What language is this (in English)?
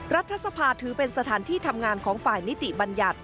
Thai